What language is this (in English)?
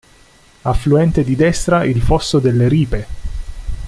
Italian